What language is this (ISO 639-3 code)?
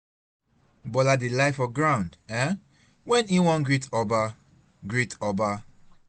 pcm